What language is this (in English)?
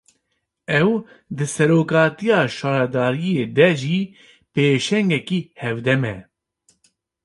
Kurdish